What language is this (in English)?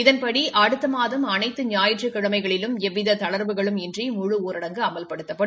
Tamil